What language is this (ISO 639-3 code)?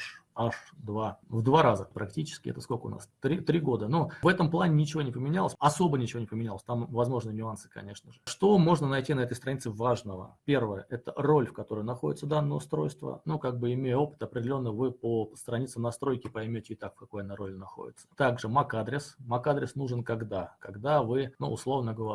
rus